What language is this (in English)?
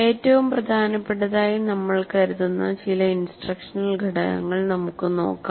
Malayalam